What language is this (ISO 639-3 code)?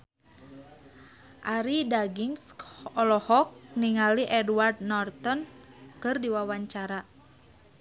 sun